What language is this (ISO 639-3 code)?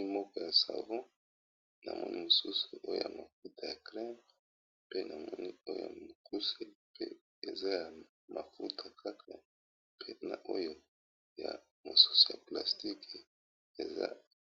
lin